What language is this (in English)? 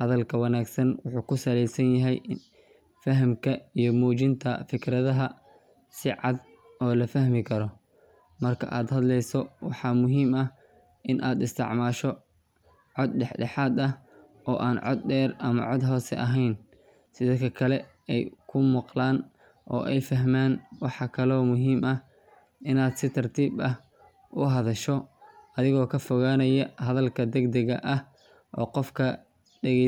Somali